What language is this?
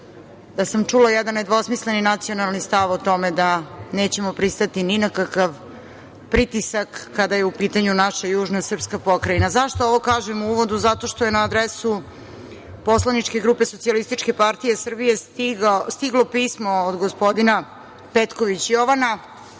Serbian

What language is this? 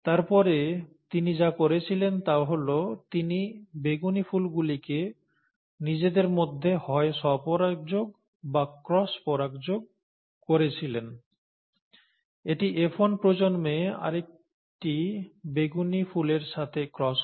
Bangla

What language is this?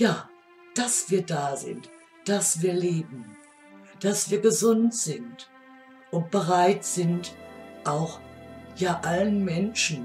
German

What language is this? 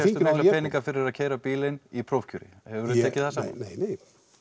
Icelandic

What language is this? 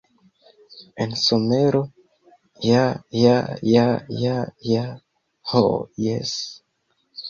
Esperanto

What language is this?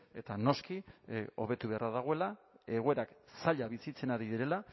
Basque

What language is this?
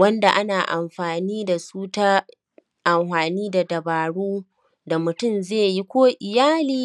Hausa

